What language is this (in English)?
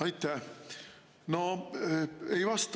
Estonian